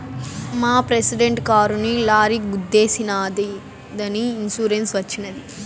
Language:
Telugu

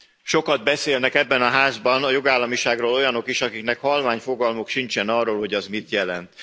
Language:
Hungarian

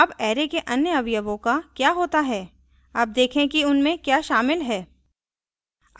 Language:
Hindi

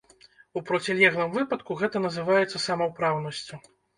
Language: Belarusian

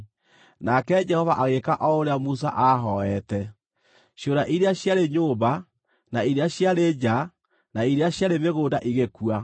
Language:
Kikuyu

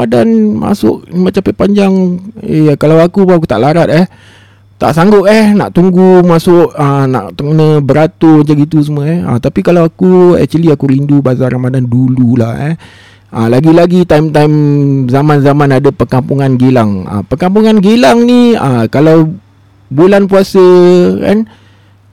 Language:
Malay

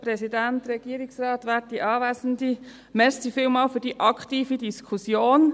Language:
Swiss German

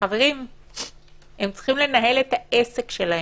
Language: Hebrew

